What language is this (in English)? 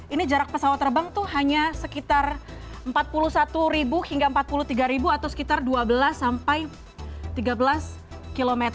Indonesian